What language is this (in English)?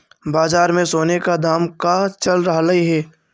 Magahi